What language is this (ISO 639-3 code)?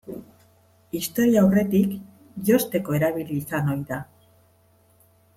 eus